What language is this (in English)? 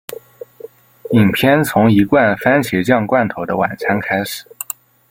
Chinese